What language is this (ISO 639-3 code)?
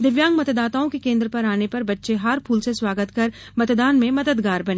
hin